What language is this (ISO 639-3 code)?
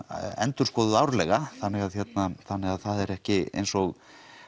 isl